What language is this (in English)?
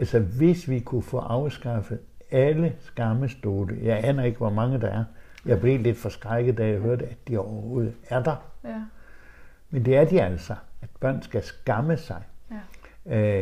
Danish